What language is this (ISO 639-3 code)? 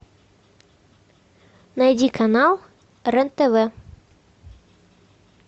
rus